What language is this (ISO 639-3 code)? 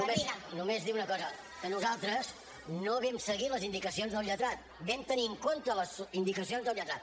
cat